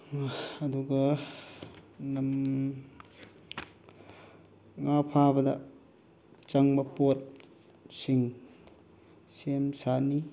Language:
Manipuri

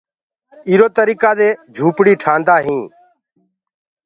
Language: Gurgula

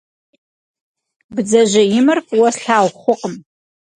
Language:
Kabardian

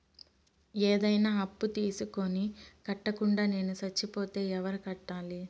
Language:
Telugu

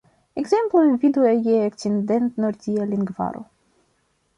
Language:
Esperanto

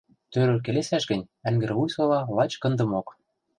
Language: Western Mari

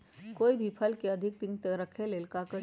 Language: Magahi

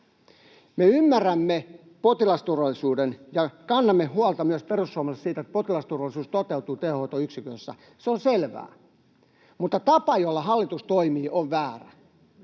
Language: Finnish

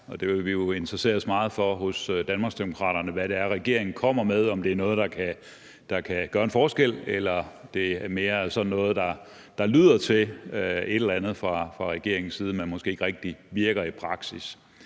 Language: Danish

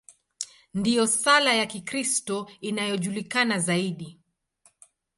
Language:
Swahili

